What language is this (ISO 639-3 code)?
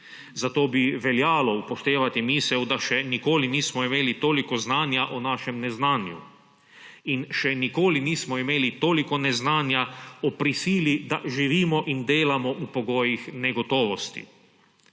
slv